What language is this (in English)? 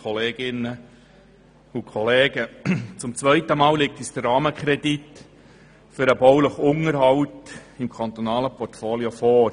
Swiss German